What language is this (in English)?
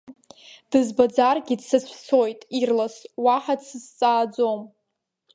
Abkhazian